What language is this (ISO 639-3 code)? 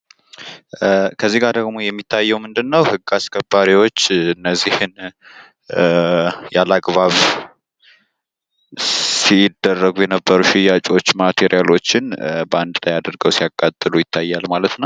amh